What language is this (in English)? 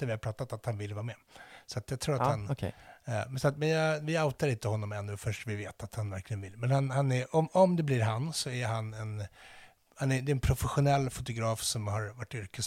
Swedish